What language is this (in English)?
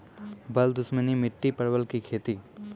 Maithili